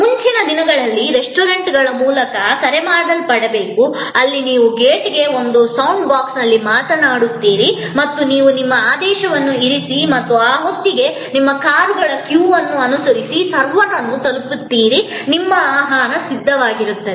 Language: Kannada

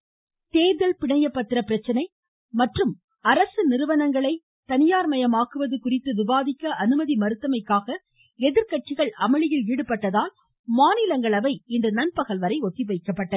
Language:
Tamil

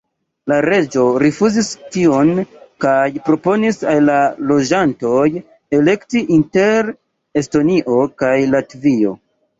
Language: Esperanto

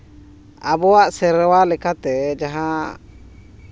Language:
Santali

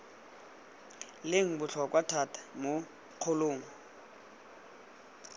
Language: Tswana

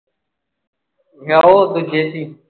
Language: Punjabi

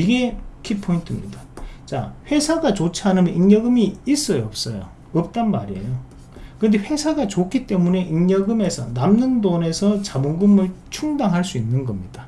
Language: Korean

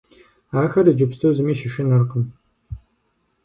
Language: Kabardian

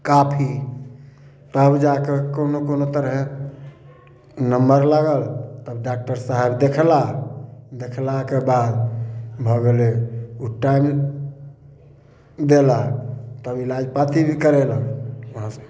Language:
Maithili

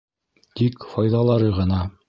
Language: Bashkir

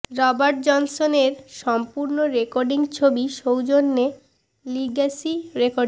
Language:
Bangla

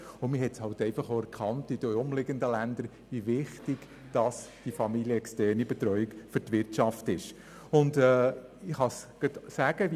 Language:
Swiss German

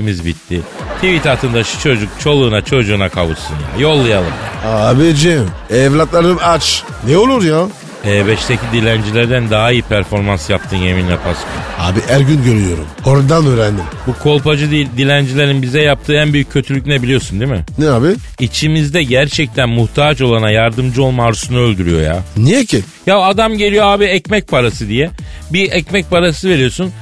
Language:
Turkish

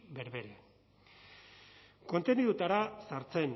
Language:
Basque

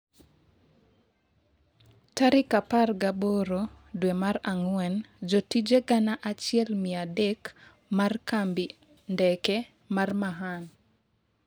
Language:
Luo (Kenya and Tanzania)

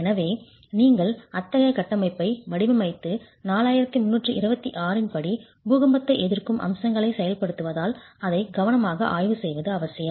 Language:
Tamil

